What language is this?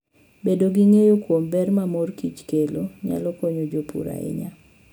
Luo (Kenya and Tanzania)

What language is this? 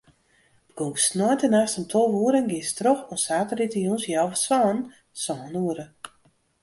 Western Frisian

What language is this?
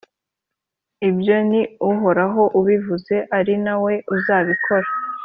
Kinyarwanda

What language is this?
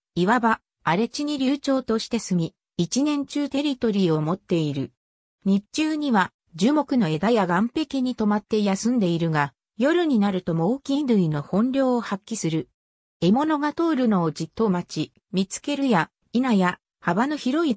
Japanese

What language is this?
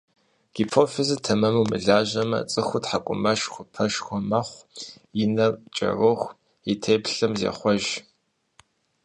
Kabardian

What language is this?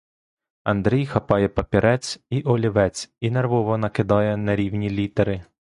Ukrainian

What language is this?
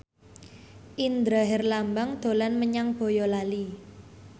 Javanese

